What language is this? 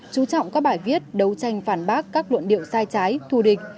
Vietnamese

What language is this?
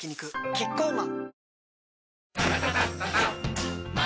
Japanese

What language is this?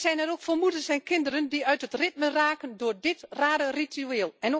Dutch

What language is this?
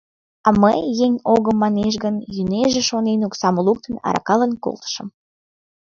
Mari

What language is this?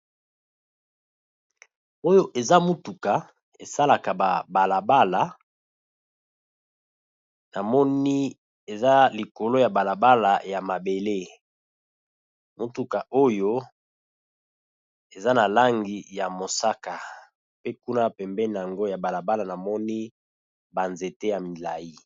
Lingala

